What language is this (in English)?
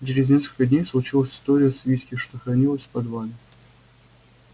Russian